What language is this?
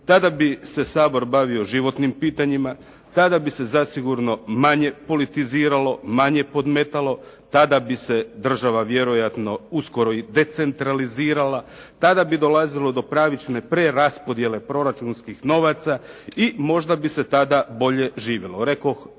Croatian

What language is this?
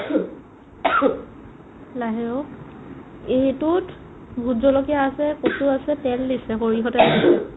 Assamese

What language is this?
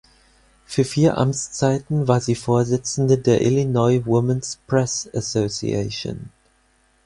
German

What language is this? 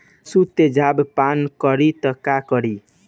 Bhojpuri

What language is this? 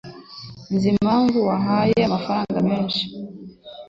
Kinyarwanda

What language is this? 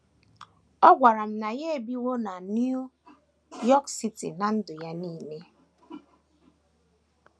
Igbo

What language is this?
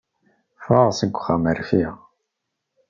Kabyle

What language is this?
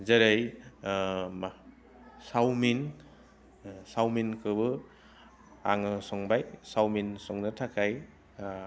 Bodo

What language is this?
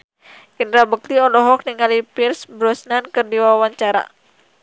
Sundanese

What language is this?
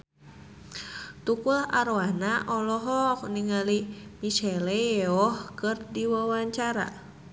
Sundanese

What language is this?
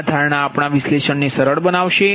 Gujarati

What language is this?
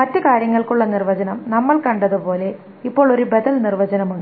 Malayalam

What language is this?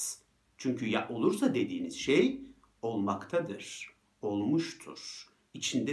Turkish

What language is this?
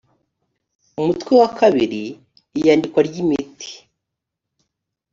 Kinyarwanda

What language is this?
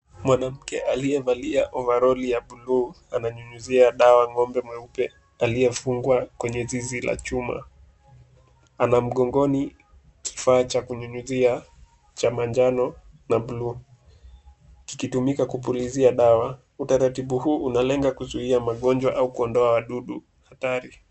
Swahili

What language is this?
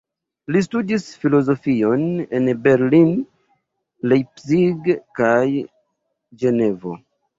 Esperanto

